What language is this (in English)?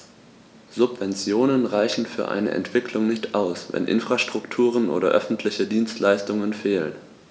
German